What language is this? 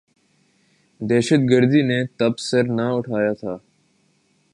Urdu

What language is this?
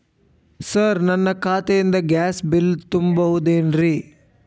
Kannada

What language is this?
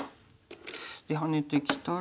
Japanese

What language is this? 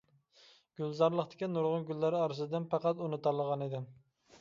Uyghur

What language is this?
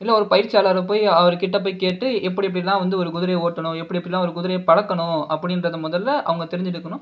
Tamil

